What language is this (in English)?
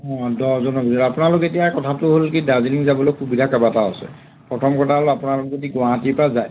Assamese